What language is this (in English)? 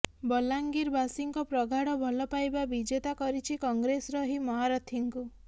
Odia